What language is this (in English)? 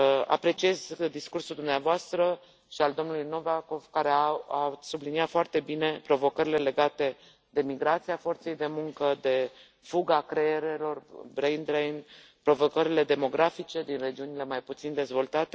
Romanian